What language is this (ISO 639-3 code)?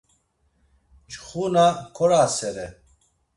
lzz